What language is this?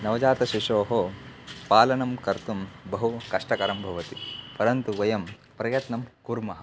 Sanskrit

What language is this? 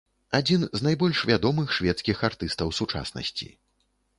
Belarusian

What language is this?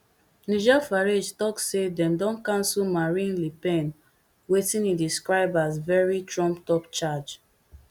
Nigerian Pidgin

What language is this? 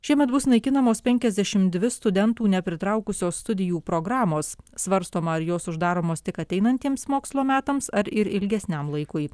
Lithuanian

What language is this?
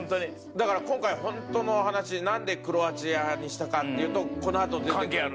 Japanese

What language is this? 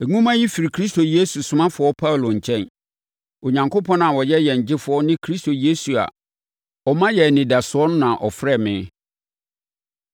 Akan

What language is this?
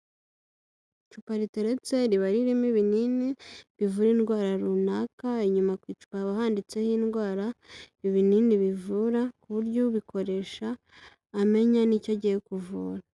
Kinyarwanda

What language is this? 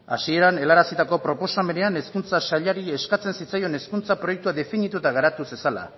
Basque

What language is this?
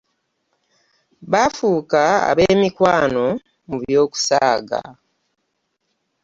Ganda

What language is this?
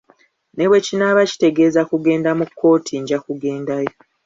Ganda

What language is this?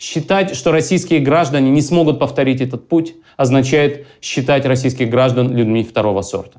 Russian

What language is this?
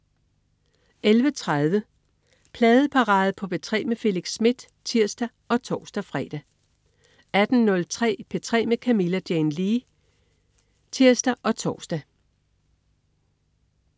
Danish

